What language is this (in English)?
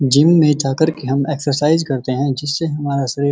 Hindi